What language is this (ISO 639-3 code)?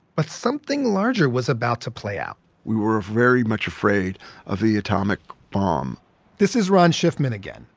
eng